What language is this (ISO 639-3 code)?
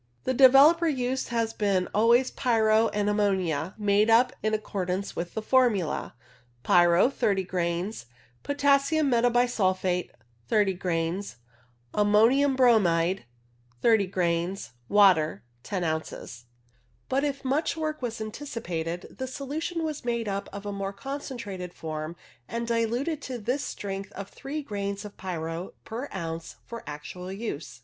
eng